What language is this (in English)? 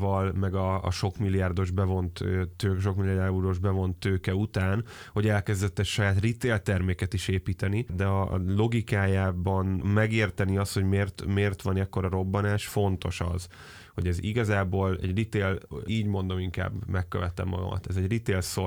Hungarian